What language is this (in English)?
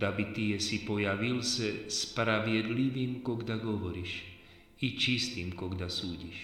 Slovak